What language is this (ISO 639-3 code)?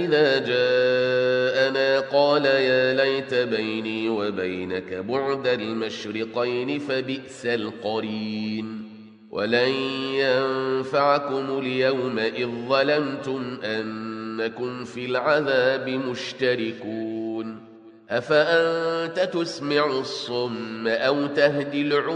ara